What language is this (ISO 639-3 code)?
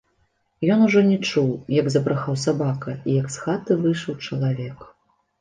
bel